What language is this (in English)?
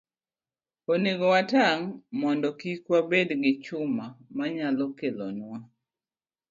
Luo (Kenya and Tanzania)